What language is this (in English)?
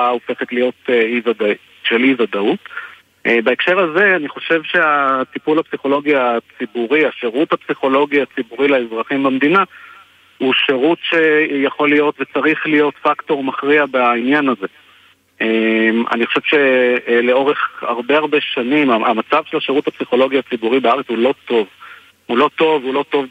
Hebrew